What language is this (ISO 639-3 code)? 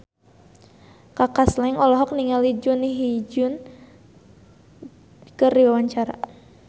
sun